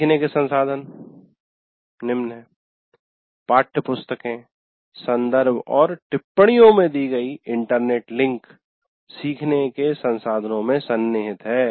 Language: Hindi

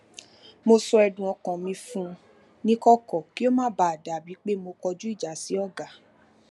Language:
Yoruba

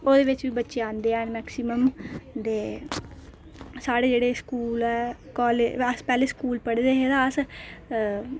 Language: Dogri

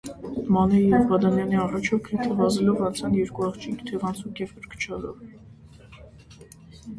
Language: Armenian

